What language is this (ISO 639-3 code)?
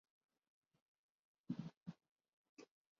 urd